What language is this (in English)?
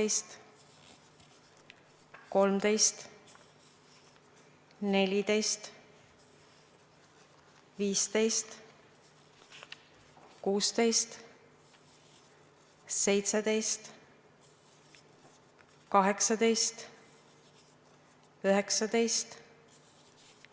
Estonian